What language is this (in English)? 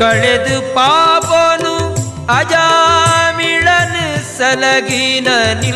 Kannada